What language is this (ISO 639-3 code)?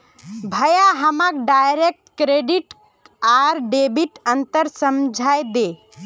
mag